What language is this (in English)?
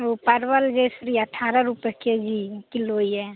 Maithili